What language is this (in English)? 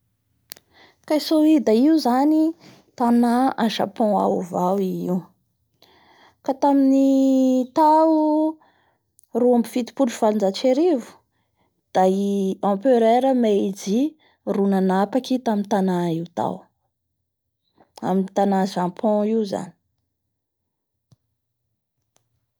Bara Malagasy